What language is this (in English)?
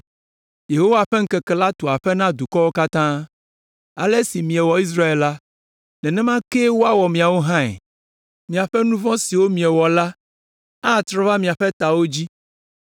Ewe